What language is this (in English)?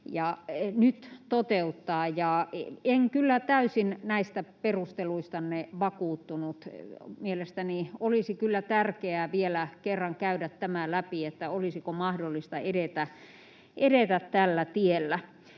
Finnish